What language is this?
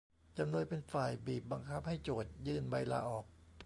Thai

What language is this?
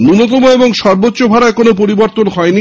Bangla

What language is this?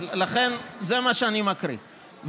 Hebrew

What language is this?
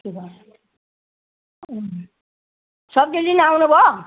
Nepali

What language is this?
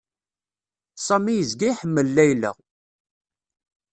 Kabyle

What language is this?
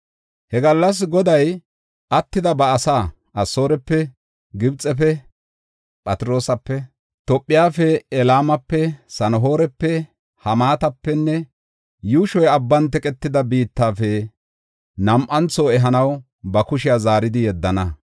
Gofa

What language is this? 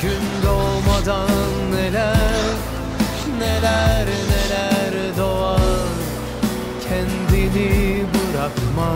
Turkish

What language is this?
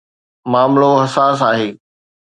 Sindhi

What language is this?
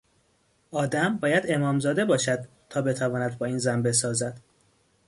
Persian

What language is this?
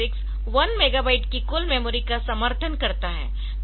Hindi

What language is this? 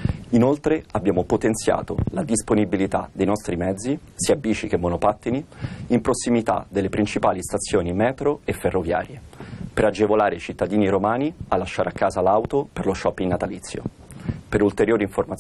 Italian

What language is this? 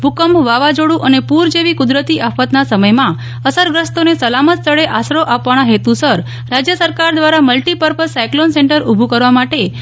Gujarati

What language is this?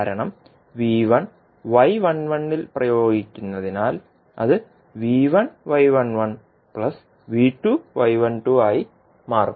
Malayalam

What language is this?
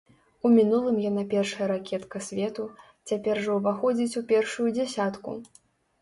Belarusian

